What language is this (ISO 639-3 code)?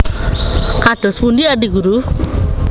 jav